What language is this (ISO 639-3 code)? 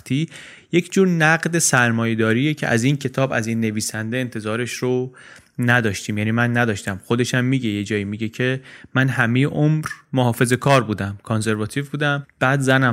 fas